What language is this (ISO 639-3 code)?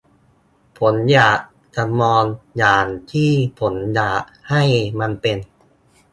tha